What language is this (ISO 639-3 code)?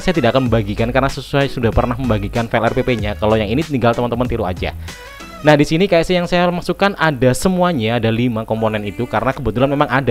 ind